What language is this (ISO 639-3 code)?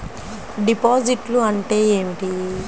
tel